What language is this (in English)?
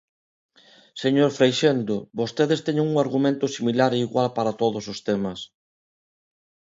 Galician